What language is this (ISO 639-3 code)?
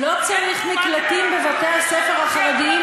heb